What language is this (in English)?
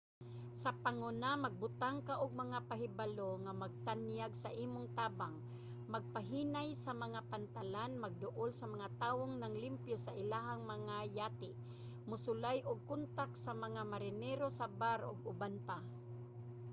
Cebuano